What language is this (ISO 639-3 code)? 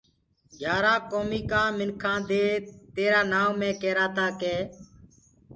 ggg